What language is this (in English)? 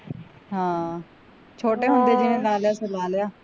Punjabi